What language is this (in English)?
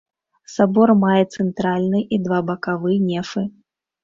Belarusian